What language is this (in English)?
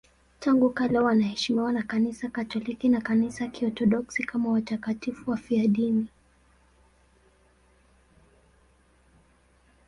Swahili